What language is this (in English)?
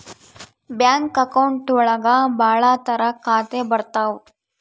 Kannada